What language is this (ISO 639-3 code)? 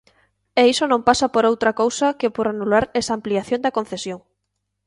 glg